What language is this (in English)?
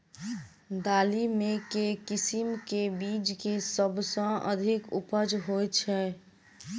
Maithili